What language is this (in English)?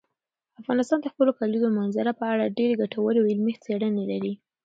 Pashto